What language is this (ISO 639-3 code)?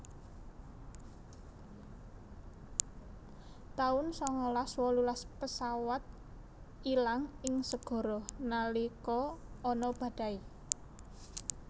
jav